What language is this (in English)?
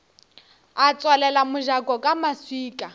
Northern Sotho